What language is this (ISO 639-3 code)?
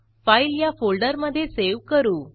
mar